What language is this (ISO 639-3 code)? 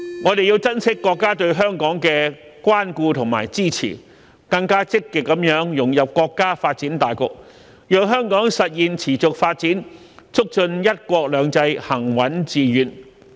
yue